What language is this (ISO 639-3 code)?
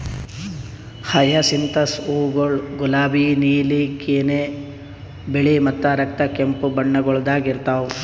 kan